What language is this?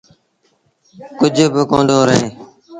Sindhi Bhil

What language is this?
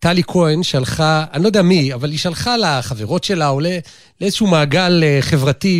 Hebrew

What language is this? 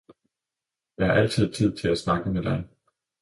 Danish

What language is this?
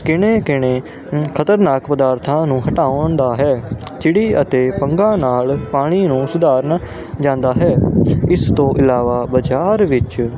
Punjabi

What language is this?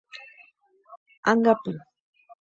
Guarani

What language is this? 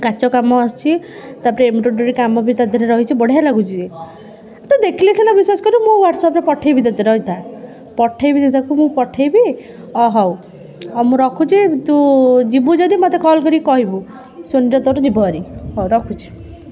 Odia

